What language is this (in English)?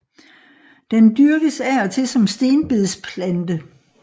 Danish